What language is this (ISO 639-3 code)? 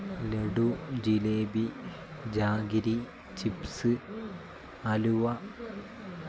mal